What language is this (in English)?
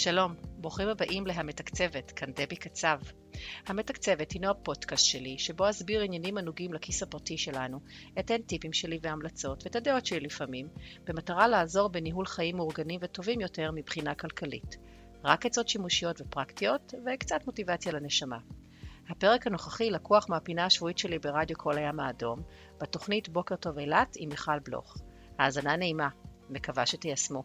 Hebrew